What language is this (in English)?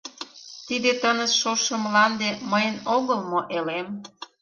Mari